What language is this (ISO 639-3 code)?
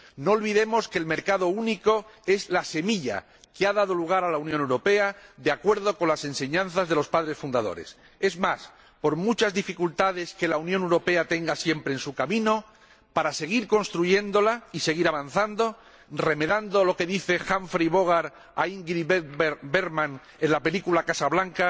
spa